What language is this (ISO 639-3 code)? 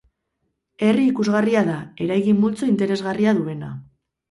eus